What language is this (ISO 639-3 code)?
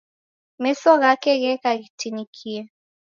dav